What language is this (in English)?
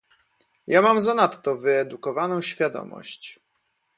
Polish